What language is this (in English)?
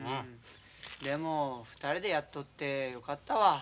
Japanese